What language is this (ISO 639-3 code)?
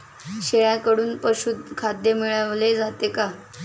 mar